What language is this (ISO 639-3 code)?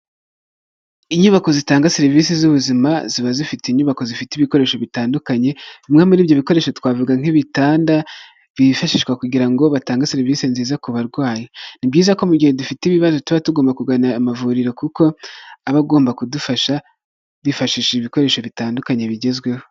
kin